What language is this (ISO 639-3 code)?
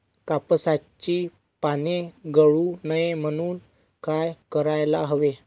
mar